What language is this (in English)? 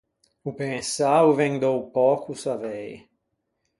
Ligurian